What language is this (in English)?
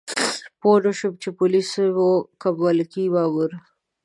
Pashto